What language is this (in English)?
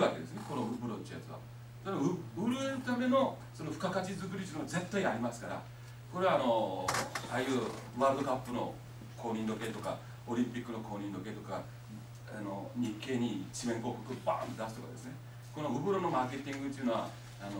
Japanese